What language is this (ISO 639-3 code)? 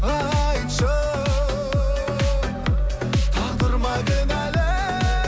kaz